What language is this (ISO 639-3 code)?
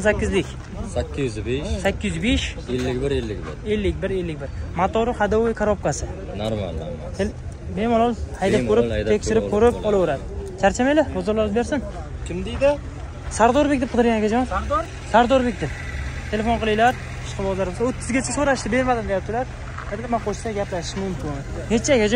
tur